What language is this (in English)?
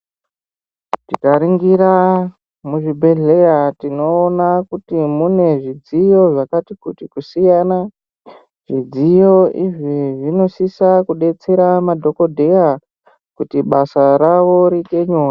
Ndau